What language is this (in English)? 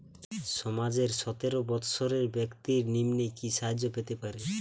Bangla